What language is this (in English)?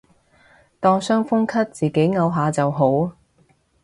Cantonese